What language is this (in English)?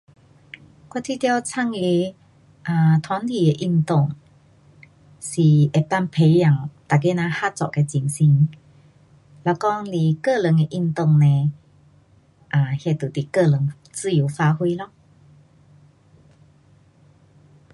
Pu-Xian Chinese